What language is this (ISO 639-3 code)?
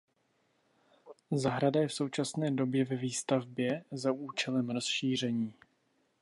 ces